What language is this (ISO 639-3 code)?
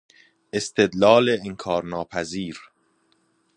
fas